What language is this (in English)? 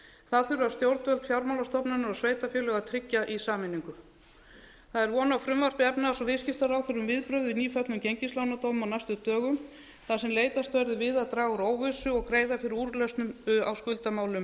Icelandic